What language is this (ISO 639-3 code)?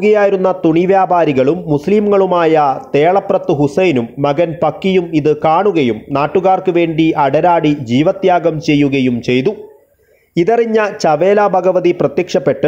mal